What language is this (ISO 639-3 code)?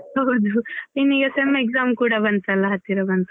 kan